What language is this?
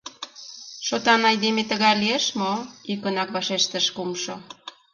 Mari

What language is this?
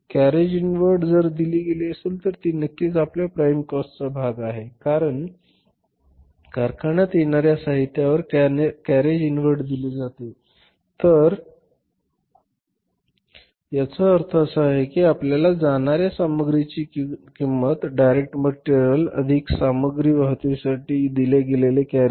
Marathi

